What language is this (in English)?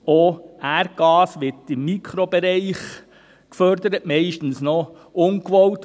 Swiss German